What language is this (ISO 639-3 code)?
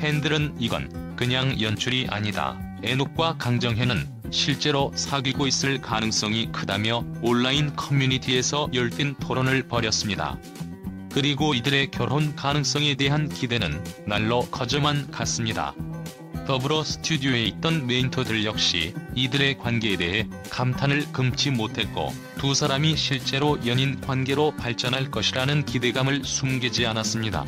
kor